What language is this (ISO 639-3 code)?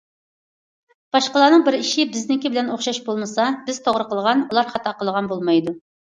uig